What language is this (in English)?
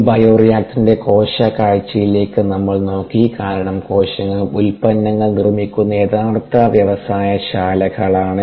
Malayalam